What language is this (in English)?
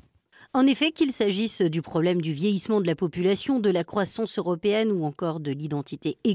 French